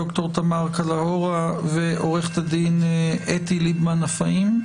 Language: Hebrew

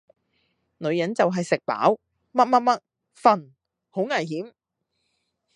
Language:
Cantonese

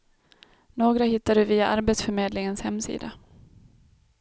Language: Swedish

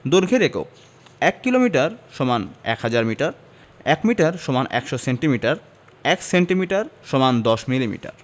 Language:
Bangla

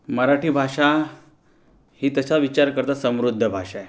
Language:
Marathi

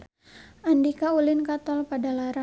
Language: Sundanese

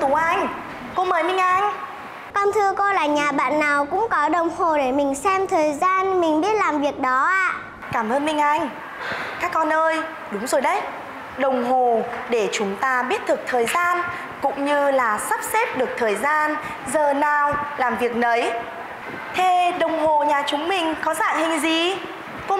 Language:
Vietnamese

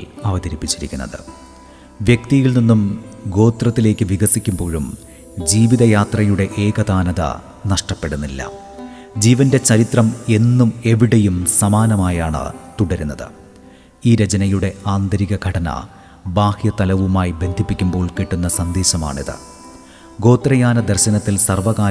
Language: Malayalam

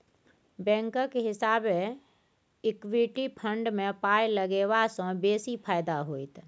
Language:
Maithili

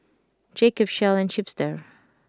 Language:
English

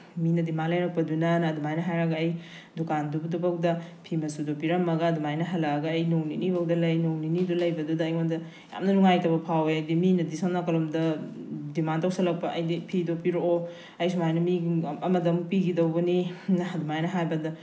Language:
Manipuri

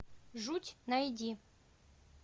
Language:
Russian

